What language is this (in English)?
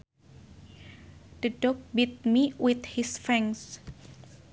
Sundanese